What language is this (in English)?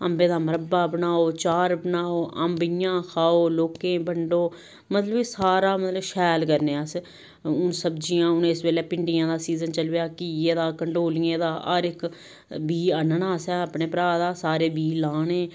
Dogri